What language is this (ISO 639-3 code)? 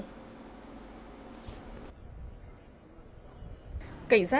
vie